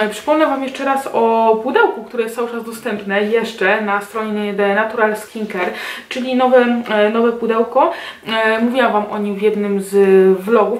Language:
Polish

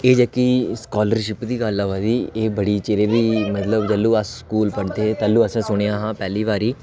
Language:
Dogri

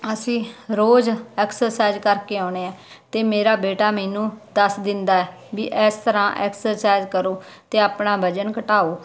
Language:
Punjabi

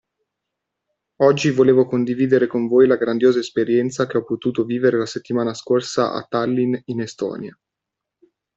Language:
Italian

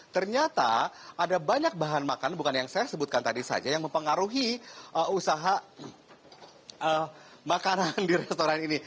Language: Indonesian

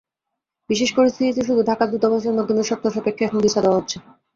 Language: Bangla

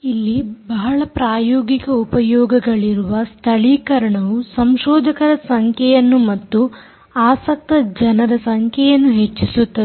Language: Kannada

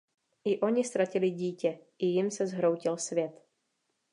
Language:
Czech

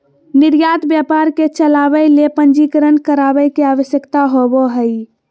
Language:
Magahi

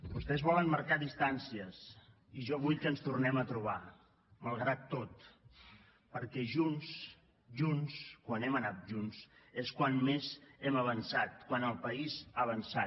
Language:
Catalan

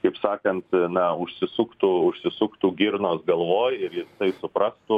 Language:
Lithuanian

